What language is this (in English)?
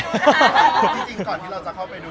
Thai